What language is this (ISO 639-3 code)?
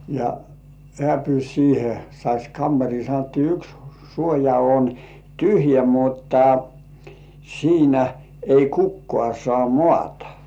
fin